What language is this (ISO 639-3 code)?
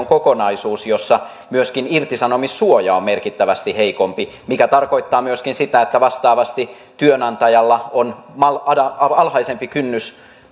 fin